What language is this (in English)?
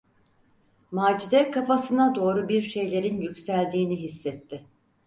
Turkish